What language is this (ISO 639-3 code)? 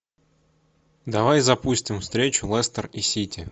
rus